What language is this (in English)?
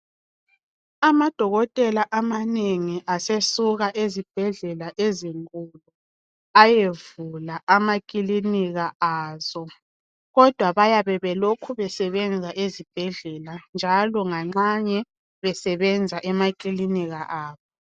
North Ndebele